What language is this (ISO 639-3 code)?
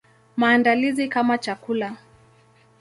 swa